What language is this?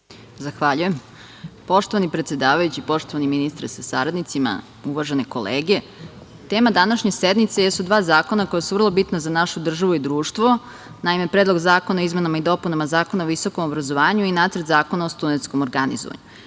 Serbian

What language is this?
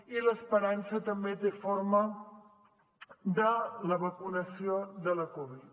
Catalan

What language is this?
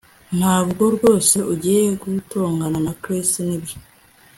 Kinyarwanda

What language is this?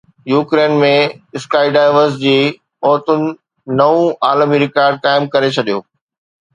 Sindhi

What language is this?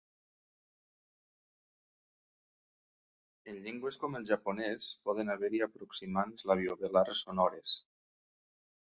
Catalan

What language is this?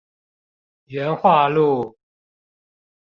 Chinese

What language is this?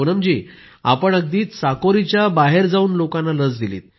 Marathi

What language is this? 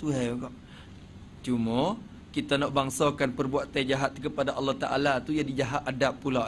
Malay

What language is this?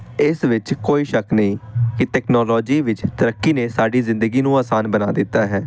Punjabi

